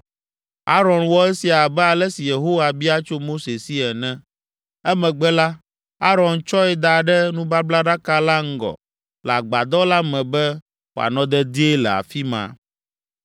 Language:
Ewe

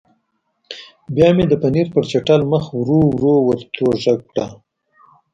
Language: Pashto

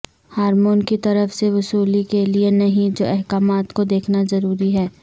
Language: Urdu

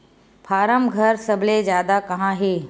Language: Chhattisgarhi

